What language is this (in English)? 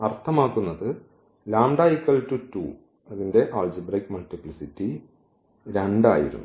Malayalam